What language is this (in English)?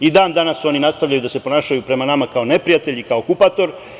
Serbian